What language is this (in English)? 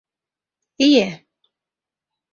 Mari